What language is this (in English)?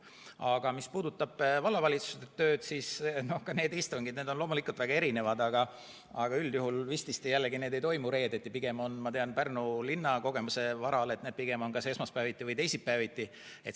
Estonian